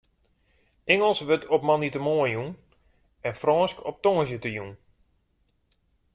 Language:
Western Frisian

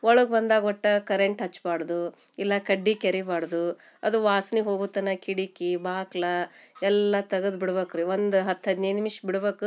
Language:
Kannada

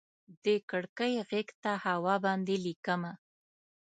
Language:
Pashto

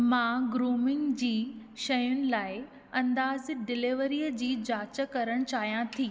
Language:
Sindhi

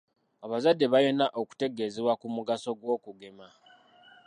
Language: Ganda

